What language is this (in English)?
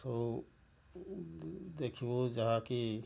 Odia